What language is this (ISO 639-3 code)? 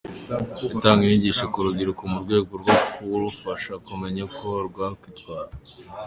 kin